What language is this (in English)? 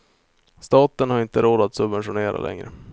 Swedish